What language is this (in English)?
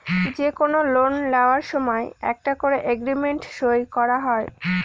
Bangla